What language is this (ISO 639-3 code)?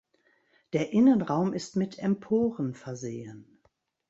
deu